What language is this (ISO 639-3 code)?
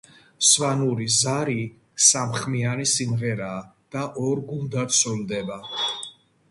kat